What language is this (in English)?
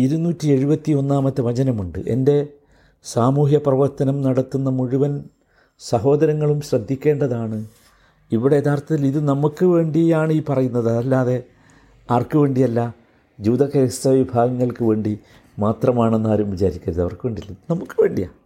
Malayalam